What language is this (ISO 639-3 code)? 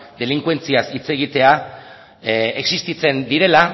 eus